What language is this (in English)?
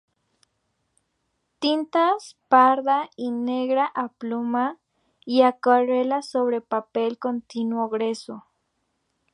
Spanish